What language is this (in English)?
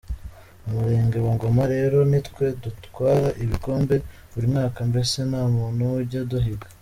Kinyarwanda